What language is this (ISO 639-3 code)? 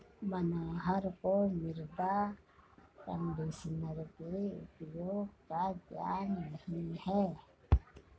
hin